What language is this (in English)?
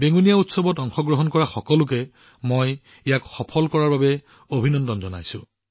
Assamese